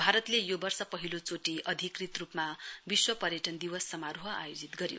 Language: Nepali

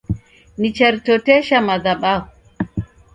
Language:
Taita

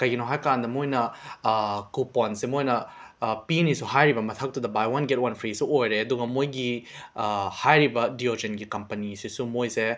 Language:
Manipuri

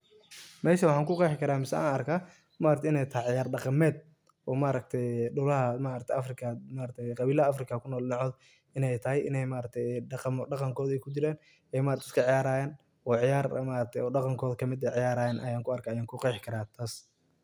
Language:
Somali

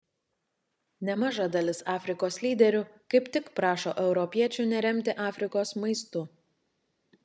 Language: Lithuanian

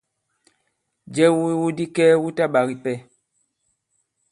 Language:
Bankon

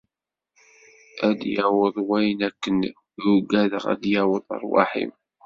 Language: Kabyle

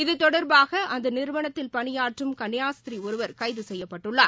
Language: Tamil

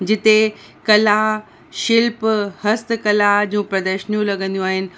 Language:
Sindhi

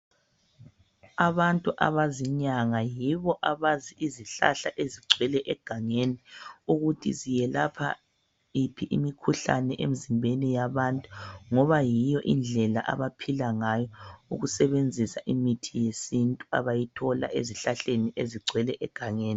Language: North Ndebele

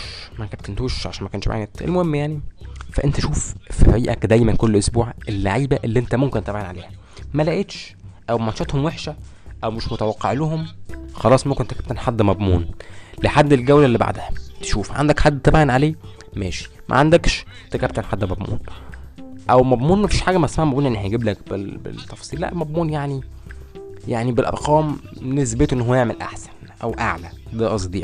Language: Arabic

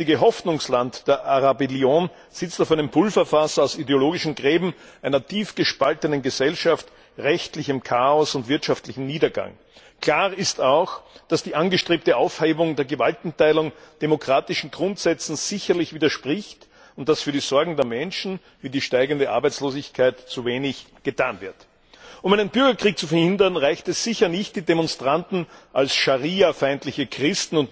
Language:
German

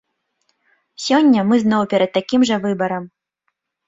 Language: Belarusian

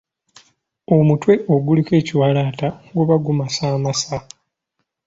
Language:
Ganda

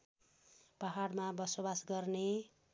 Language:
Nepali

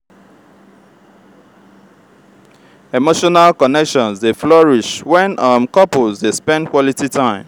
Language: Nigerian Pidgin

